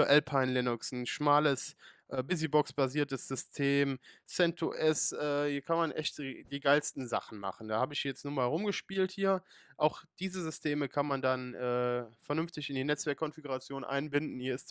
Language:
German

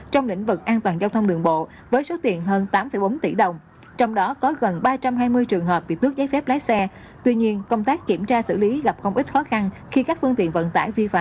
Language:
Vietnamese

